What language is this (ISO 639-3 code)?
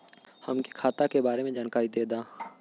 bho